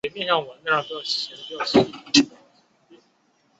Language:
Chinese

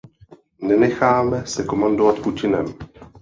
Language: Czech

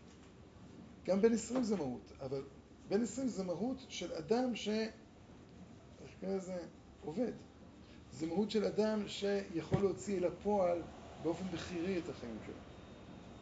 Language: Hebrew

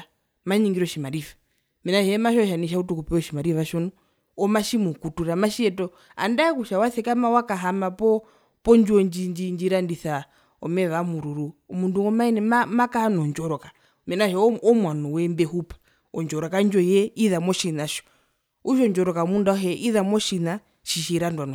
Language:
Herero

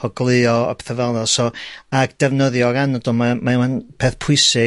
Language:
Welsh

